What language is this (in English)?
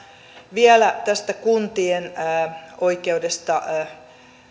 Finnish